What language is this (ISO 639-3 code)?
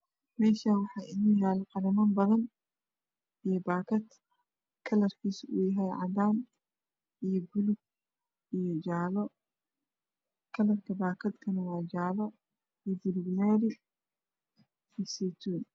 som